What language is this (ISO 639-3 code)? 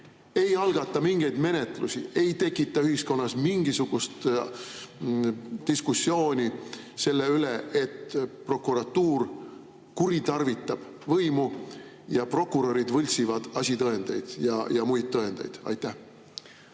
est